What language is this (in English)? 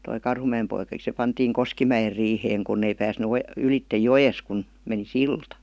Finnish